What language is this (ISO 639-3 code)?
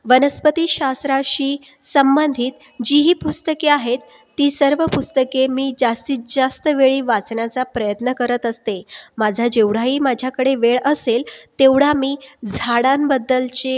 mar